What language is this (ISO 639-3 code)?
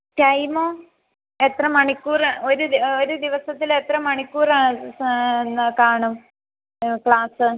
mal